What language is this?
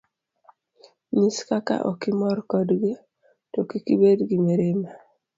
Luo (Kenya and Tanzania)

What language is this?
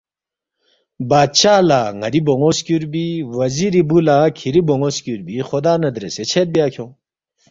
Balti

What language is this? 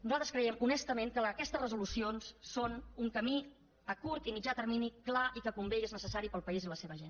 Catalan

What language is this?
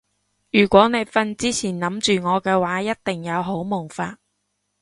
Cantonese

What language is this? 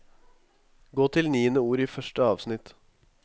Norwegian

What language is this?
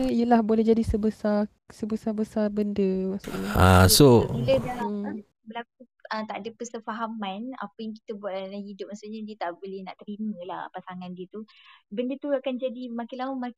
Malay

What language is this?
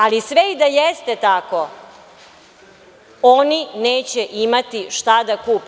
Serbian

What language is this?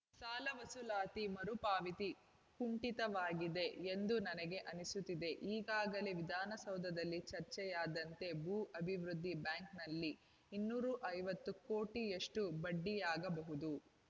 Kannada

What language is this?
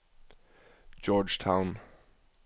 Norwegian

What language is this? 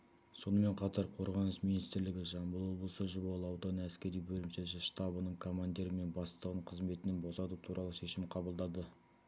Kazakh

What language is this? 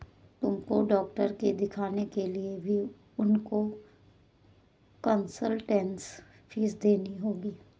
Hindi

